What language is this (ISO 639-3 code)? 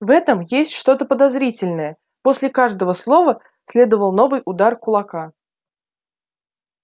rus